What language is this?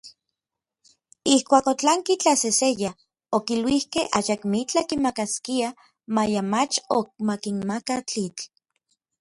Orizaba Nahuatl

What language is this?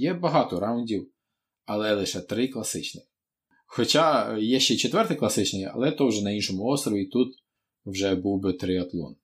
Ukrainian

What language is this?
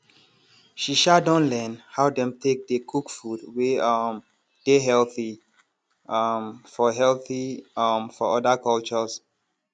Nigerian Pidgin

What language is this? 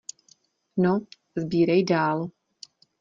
Czech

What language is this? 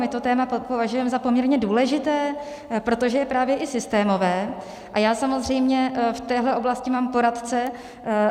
Czech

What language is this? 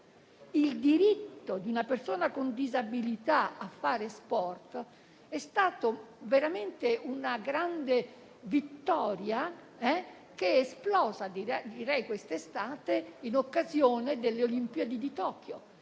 Italian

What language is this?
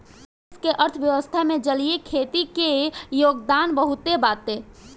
Bhojpuri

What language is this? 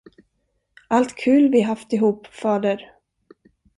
Swedish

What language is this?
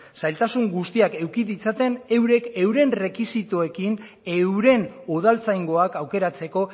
Basque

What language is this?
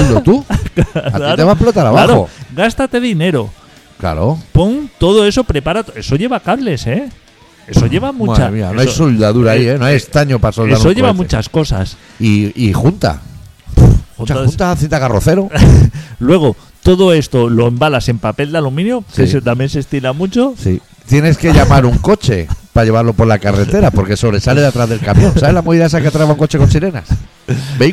Spanish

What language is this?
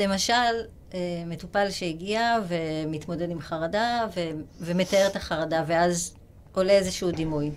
Hebrew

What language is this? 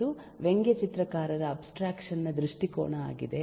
Kannada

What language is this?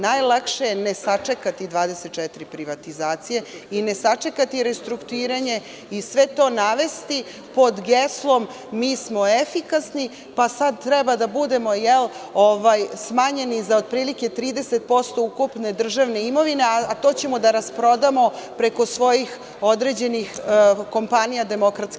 Serbian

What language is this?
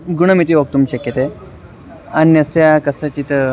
Sanskrit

